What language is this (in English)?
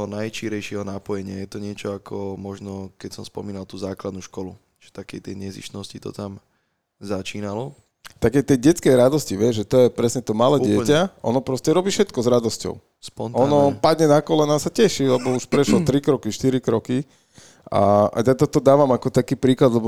Slovak